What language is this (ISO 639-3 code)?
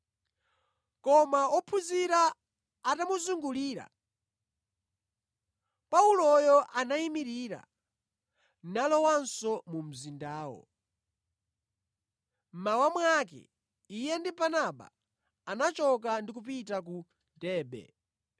nya